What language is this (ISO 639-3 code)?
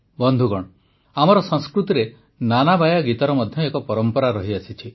ori